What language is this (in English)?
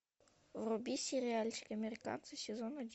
Russian